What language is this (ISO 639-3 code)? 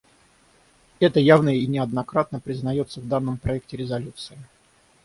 rus